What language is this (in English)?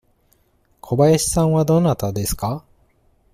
Japanese